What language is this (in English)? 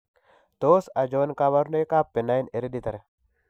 Kalenjin